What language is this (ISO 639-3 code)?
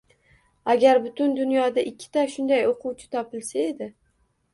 uzb